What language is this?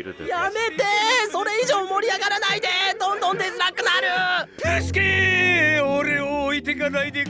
Japanese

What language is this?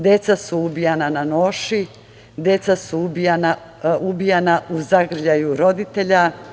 Serbian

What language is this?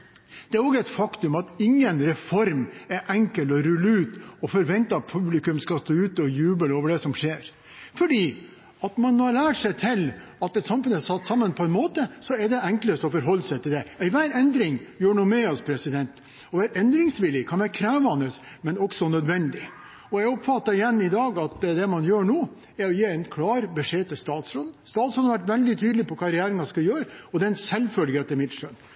Norwegian Bokmål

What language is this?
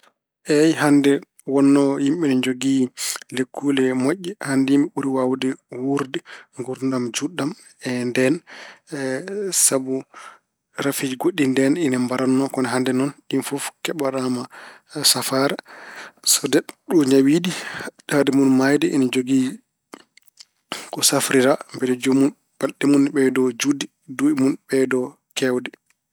Fula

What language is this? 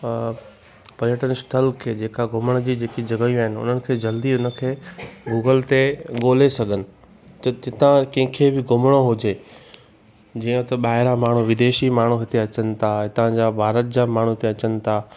Sindhi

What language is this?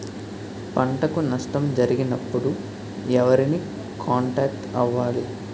Telugu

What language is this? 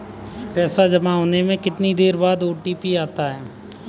Hindi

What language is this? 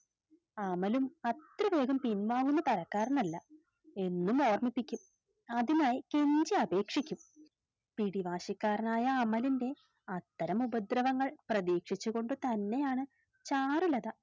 Malayalam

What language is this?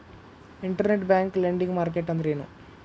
Kannada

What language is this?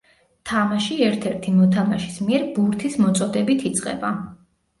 Georgian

